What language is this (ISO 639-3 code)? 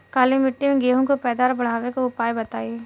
bho